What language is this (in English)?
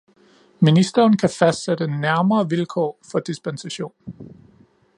Danish